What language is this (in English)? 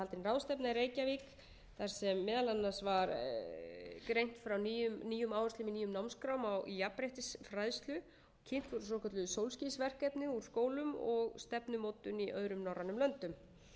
Icelandic